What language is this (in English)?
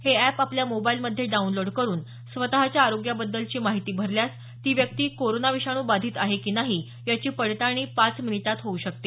Marathi